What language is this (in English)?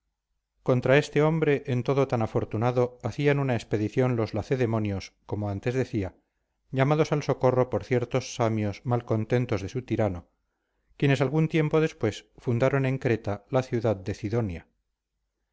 Spanish